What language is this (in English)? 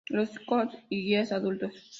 Spanish